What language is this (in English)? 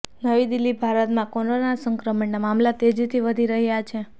Gujarati